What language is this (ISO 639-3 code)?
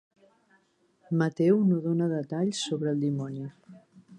cat